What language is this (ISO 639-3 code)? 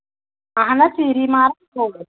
kas